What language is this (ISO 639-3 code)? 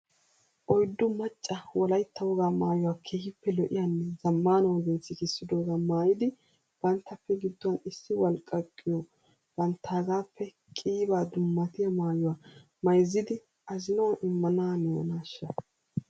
wal